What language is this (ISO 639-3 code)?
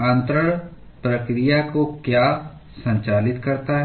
hin